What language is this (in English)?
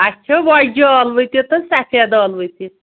Kashmiri